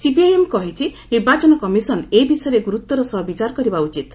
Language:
Odia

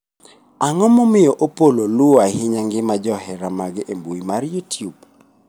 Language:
Luo (Kenya and Tanzania)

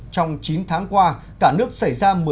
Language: Vietnamese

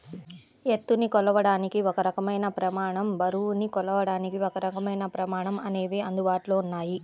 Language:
Telugu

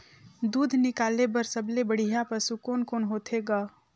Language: Chhattisgarhi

